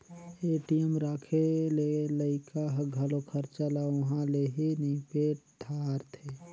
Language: Chhattisgarhi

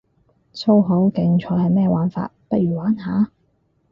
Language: Cantonese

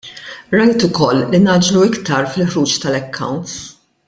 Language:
Maltese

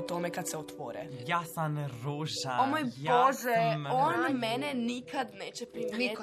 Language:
Croatian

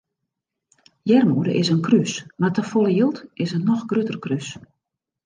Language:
Western Frisian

